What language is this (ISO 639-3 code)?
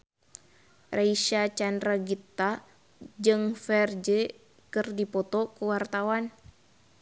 sun